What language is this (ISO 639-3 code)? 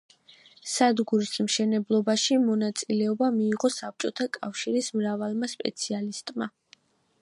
kat